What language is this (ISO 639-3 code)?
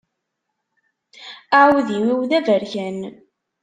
kab